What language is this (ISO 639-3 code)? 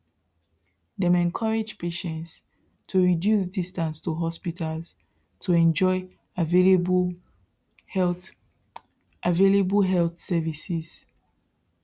pcm